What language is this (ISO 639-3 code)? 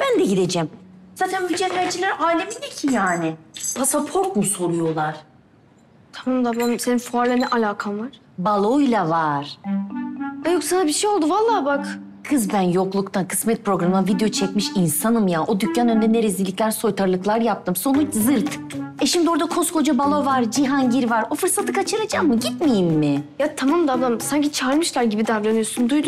tur